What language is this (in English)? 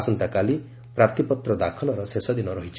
Odia